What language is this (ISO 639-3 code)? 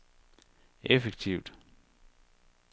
dan